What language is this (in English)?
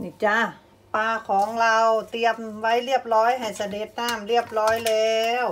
Thai